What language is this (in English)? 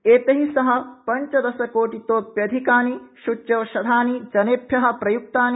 Sanskrit